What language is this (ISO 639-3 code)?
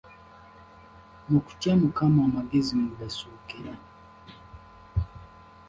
lug